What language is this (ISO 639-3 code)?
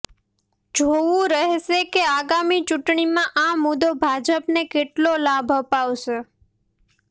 guj